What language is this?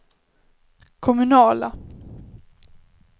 Swedish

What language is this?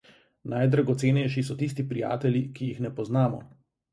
Slovenian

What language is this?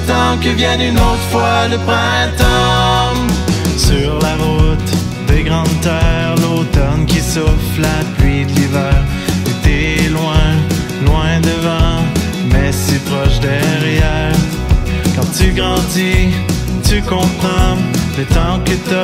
Dutch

